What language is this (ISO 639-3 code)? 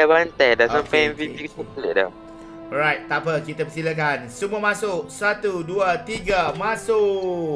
msa